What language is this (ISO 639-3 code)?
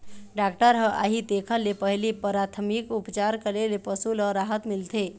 hne